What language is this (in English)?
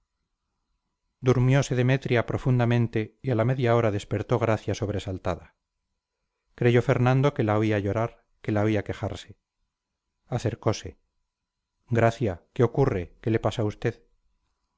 Spanish